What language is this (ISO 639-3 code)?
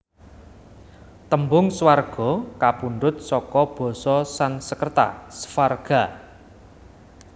jav